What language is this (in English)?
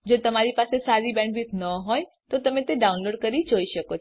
Gujarati